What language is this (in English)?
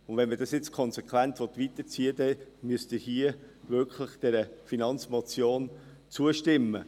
Swiss German